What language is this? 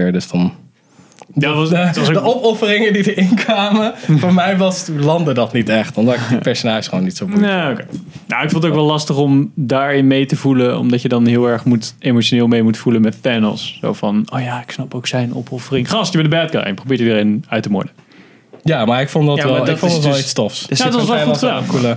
Dutch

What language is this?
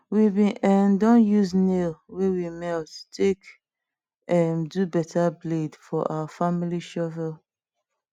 Nigerian Pidgin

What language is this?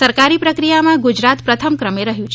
Gujarati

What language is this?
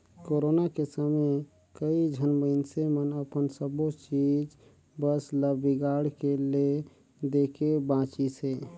Chhattisgarhi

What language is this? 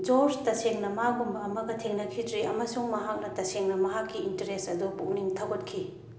Manipuri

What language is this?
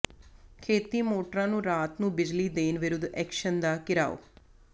Punjabi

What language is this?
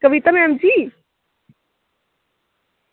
Dogri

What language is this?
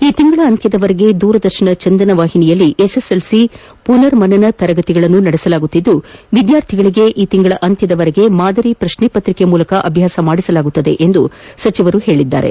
Kannada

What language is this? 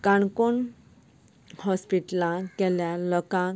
Konkani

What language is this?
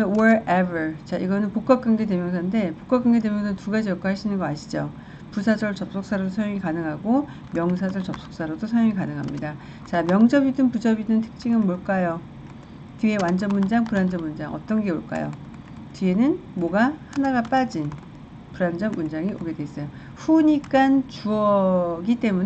Korean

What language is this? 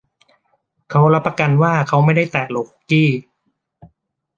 Thai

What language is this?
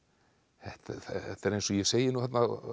Icelandic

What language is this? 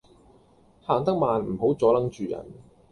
Cantonese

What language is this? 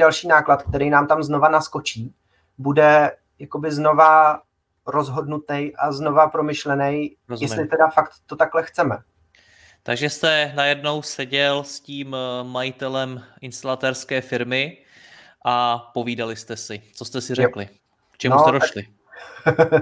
Czech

